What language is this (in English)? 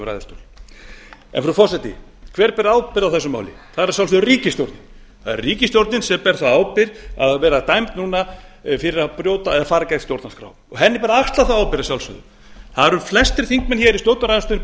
Icelandic